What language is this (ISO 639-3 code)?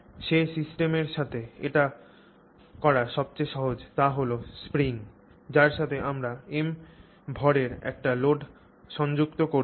ben